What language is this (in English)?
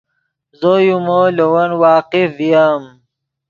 Yidgha